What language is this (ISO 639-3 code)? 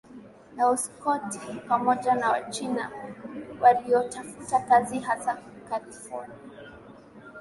swa